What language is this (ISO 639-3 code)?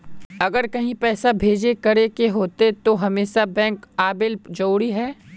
mag